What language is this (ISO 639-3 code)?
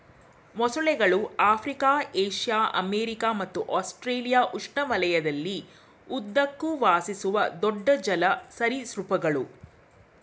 kan